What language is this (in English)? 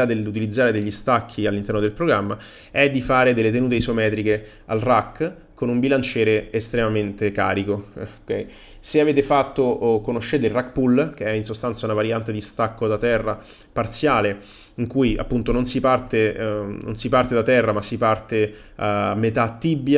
Italian